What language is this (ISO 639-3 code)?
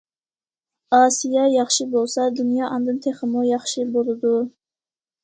uig